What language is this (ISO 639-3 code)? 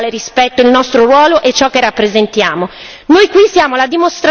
ita